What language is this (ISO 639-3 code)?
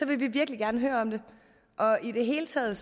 dan